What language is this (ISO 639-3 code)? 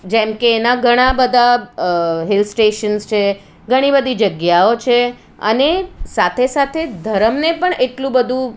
guj